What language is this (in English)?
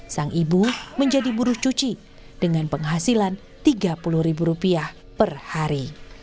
Indonesian